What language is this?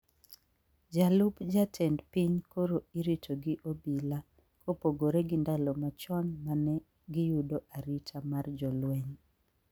Luo (Kenya and Tanzania)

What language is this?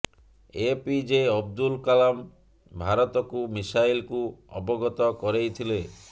Odia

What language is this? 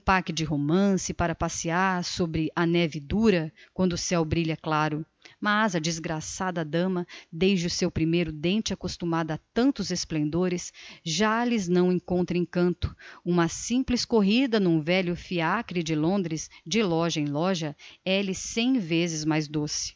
Portuguese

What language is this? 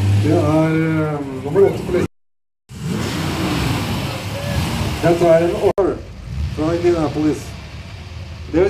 Norwegian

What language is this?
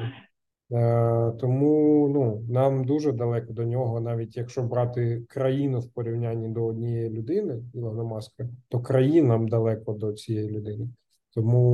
Ukrainian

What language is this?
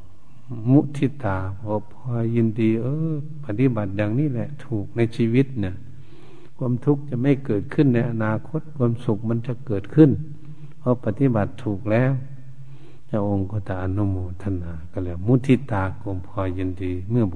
Thai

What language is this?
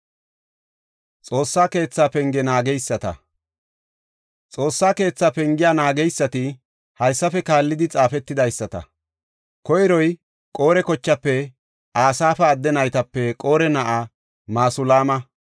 Gofa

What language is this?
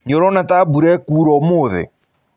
Kikuyu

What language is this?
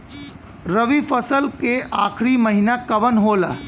Bhojpuri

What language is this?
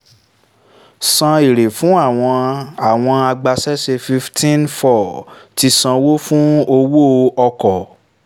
Yoruba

